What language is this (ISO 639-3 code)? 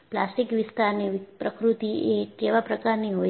guj